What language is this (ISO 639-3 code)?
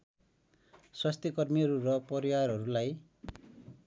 nep